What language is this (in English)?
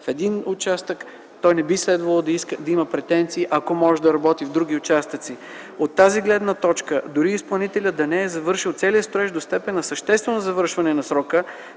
Bulgarian